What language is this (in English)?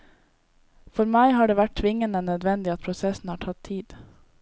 Norwegian